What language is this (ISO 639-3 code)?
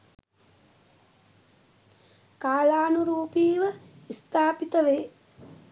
sin